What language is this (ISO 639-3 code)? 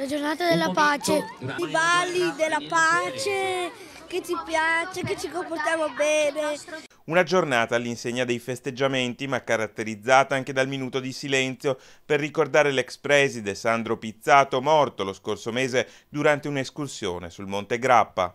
ita